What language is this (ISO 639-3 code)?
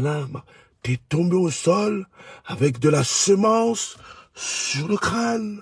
fra